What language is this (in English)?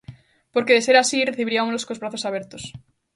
Galician